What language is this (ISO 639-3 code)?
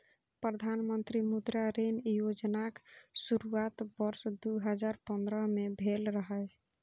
mai